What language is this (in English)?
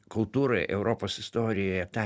Lithuanian